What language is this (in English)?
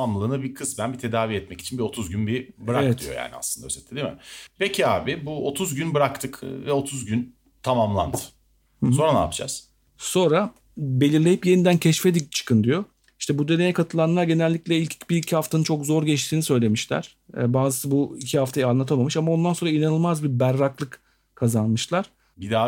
Turkish